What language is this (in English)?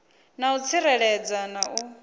Venda